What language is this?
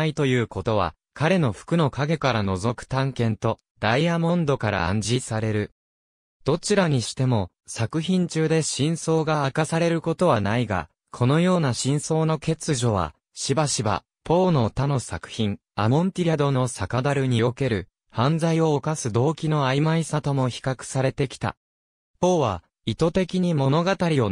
Japanese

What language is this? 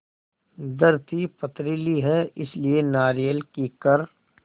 Hindi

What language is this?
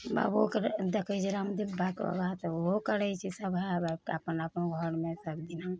Maithili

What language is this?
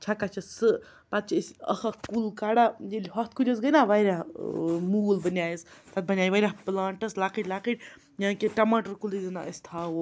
Kashmiri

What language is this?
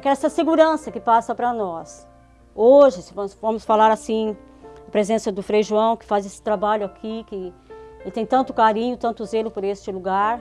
Portuguese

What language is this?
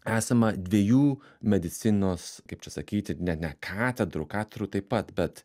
Lithuanian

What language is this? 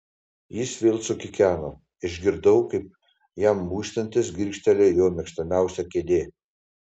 Lithuanian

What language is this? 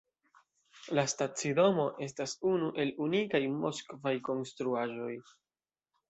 Esperanto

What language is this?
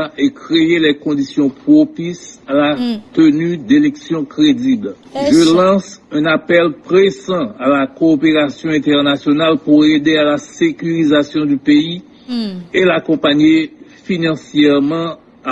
French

